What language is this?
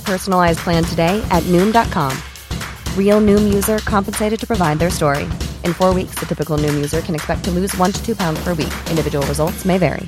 Persian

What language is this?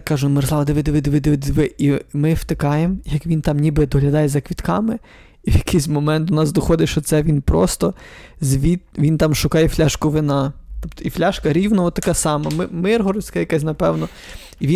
Ukrainian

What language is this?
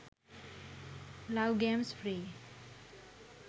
Sinhala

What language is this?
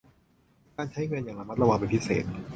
Thai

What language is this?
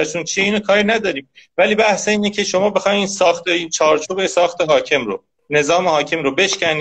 Persian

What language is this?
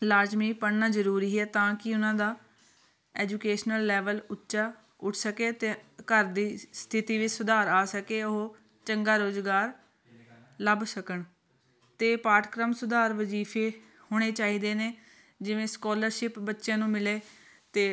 Punjabi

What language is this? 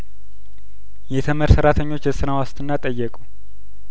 Amharic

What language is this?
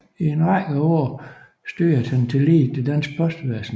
Danish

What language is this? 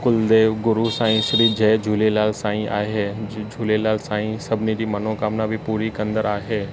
Sindhi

